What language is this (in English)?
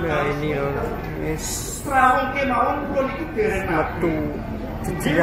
Indonesian